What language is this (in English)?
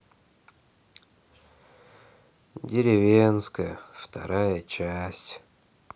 Russian